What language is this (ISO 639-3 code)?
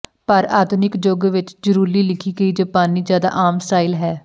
pan